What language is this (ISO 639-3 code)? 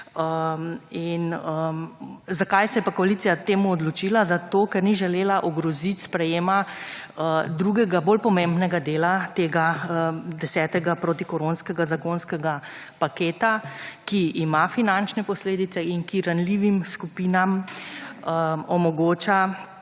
slv